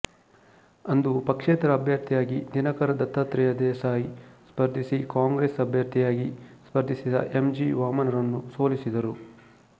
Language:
Kannada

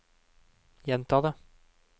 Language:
Norwegian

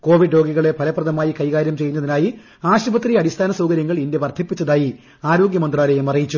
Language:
Malayalam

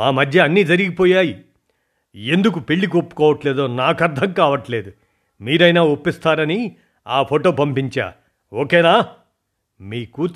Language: Telugu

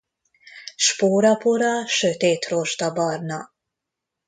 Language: Hungarian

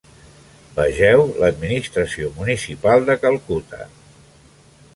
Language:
Catalan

